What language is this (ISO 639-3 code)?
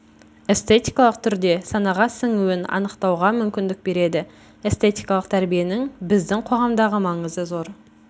kaz